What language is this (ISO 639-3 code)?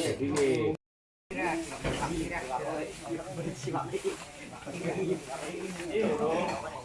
ind